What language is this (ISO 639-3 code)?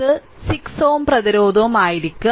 mal